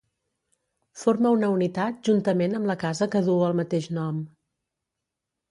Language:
Catalan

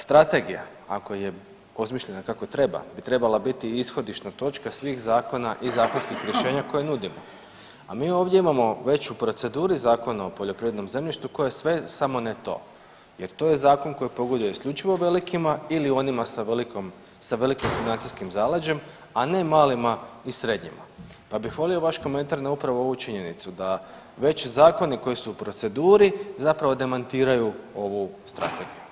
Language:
Croatian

